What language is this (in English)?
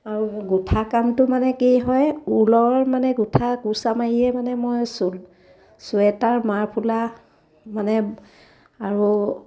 Assamese